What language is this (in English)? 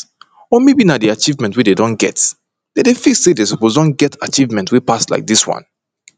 Nigerian Pidgin